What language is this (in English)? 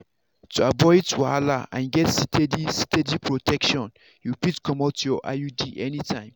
Nigerian Pidgin